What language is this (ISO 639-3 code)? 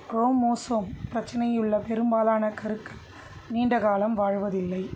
tam